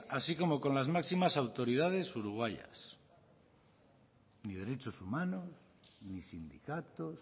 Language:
Spanish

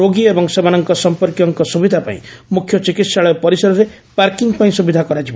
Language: Odia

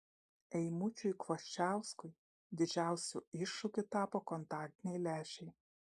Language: Lithuanian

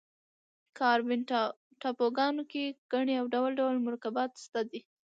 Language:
Pashto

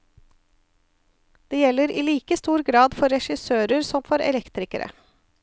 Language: Norwegian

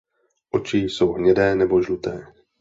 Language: Czech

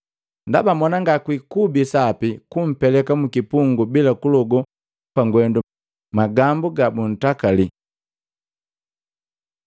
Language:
Matengo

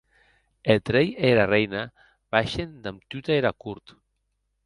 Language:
Occitan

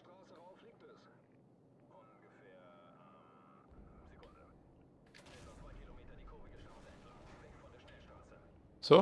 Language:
German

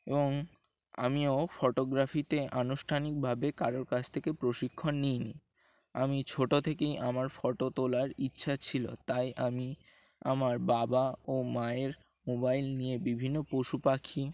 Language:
Bangla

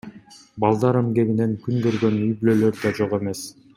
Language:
Kyrgyz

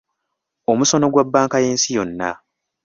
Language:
Ganda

